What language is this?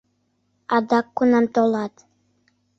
Mari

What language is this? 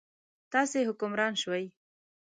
Pashto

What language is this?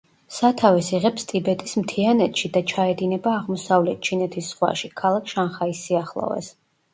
Georgian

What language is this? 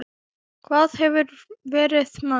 Icelandic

